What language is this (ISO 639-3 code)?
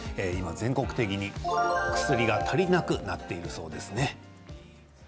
jpn